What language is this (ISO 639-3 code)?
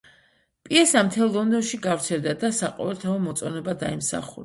kat